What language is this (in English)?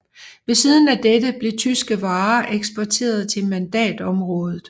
Danish